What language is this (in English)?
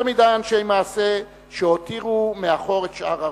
Hebrew